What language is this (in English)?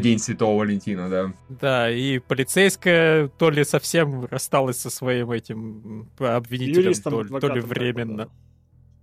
Russian